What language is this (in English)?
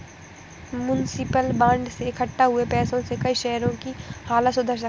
Hindi